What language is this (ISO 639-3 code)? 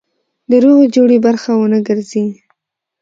pus